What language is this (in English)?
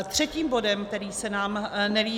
Czech